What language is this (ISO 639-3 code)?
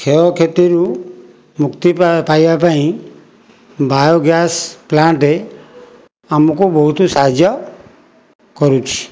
ori